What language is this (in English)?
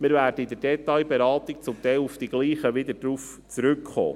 Swiss German